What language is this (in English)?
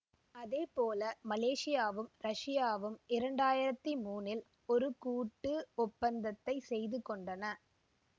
Tamil